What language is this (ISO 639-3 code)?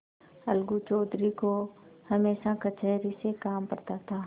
hin